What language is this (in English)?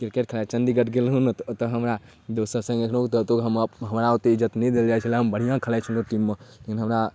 Maithili